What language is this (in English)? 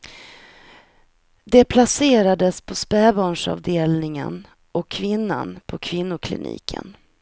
Swedish